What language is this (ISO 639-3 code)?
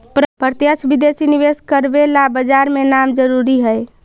mag